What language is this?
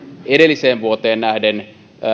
Finnish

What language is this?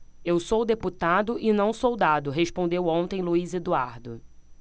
Portuguese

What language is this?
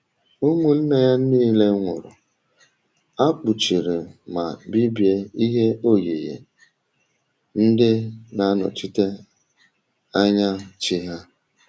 Igbo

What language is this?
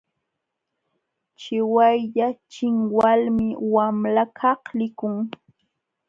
Jauja Wanca Quechua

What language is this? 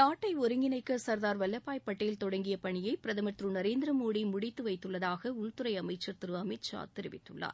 Tamil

